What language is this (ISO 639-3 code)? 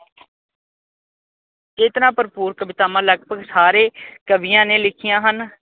pan